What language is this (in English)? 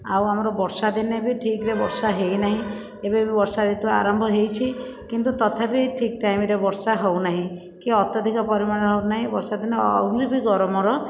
Odia